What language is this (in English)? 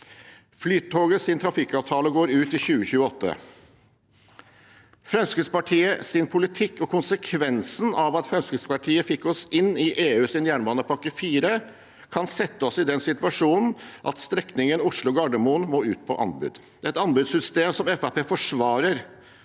Norwegian